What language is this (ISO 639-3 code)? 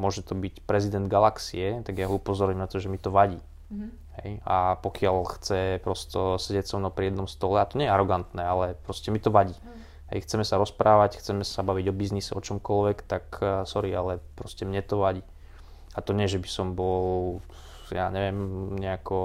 slk